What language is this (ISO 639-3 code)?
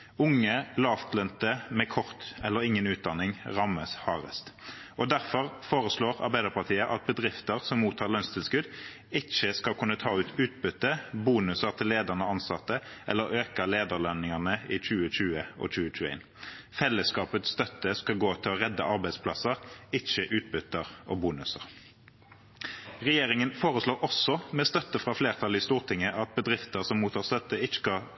nob